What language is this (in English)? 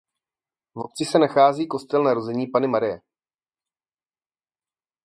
Czech